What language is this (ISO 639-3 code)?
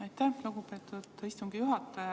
est